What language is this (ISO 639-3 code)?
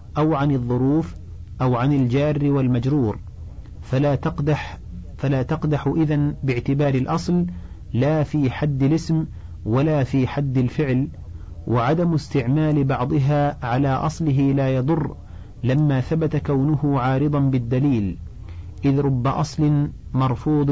ara